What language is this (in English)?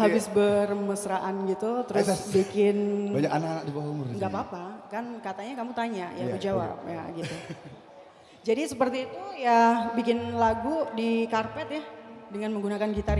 Indonesian